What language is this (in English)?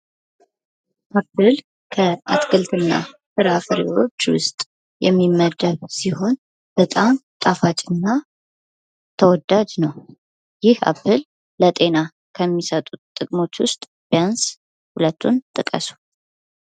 Amharic